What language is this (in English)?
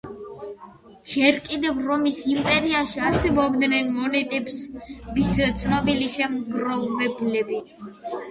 Georgian